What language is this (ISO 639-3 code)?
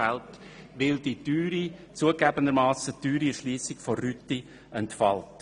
gsw